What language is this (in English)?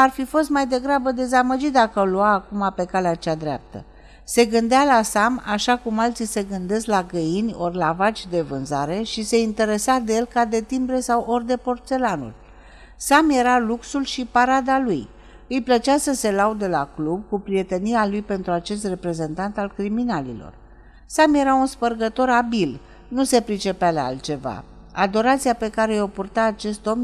Romanian